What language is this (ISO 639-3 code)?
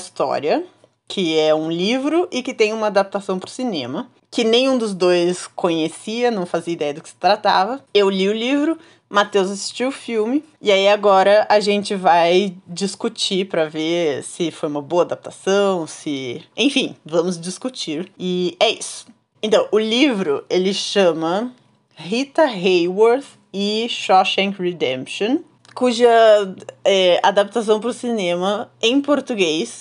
por